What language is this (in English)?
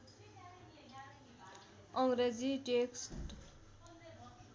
Nepali